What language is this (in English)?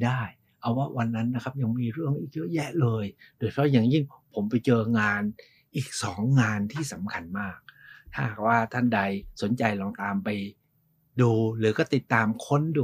Thai